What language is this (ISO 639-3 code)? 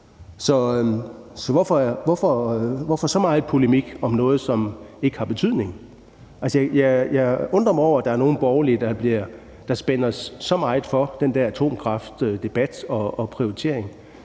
dan